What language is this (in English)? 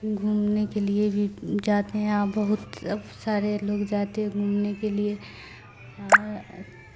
Urdu